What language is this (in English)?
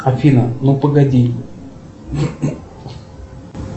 Russian